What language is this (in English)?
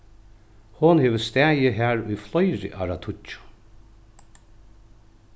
Faroese